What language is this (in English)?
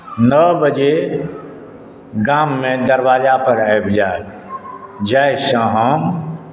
Maithili